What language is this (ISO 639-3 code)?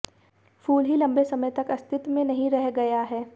hin